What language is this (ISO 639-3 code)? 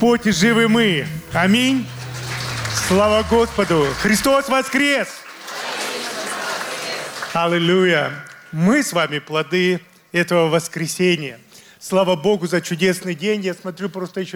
rus